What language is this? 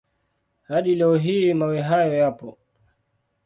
Swahili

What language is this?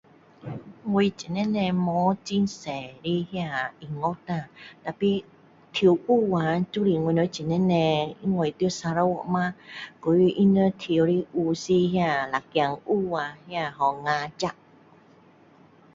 Min Dong Chinese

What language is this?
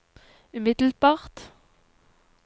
Norwegian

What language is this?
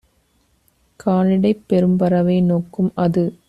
Tamil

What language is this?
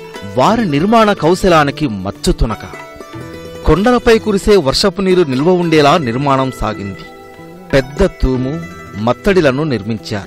Italian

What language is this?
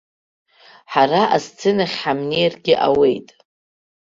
Abkhazian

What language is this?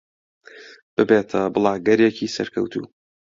Central Kurdish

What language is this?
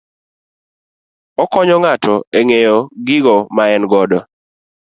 Luo (Kenya and Tanzania)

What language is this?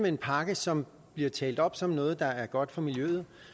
Danish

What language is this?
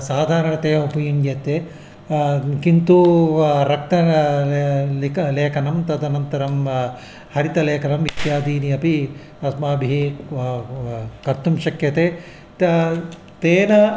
Sanskrit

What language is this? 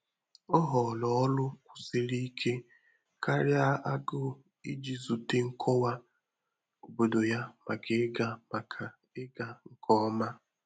Igbo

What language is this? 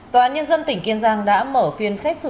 Vietnamese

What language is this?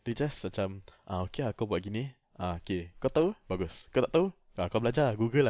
English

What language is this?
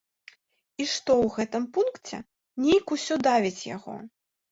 Belarusian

